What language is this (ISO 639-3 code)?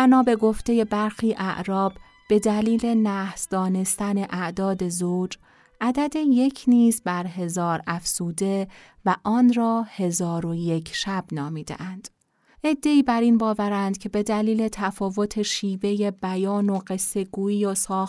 fas